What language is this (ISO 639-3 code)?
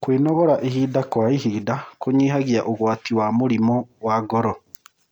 kik